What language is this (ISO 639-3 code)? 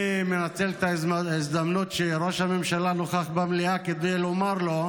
heb